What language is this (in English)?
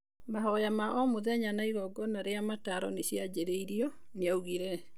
Kikuyu